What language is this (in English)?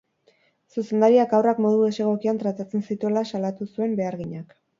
Basque